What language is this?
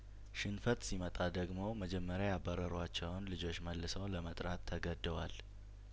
Amharic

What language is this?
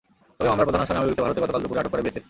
Bangla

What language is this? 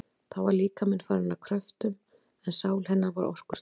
Icelandic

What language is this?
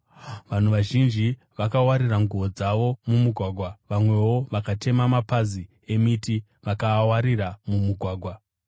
Shona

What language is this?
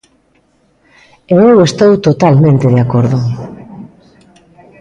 Galician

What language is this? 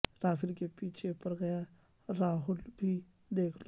Urdu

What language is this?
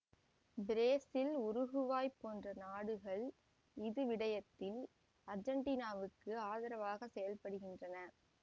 Tamil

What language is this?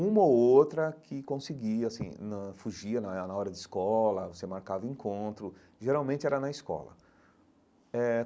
Portuguese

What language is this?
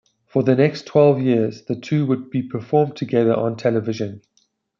English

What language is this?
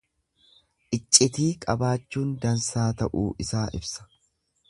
Oromo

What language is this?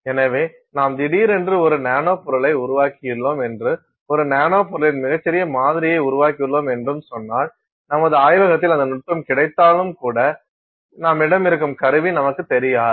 Tamil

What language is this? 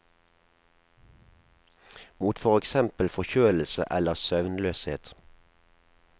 Norwegian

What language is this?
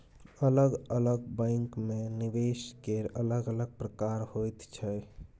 Maithili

